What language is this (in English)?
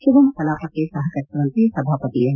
Kannada